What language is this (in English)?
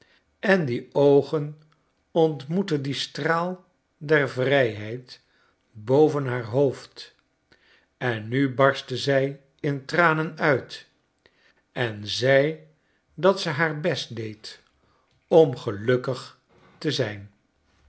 Dutch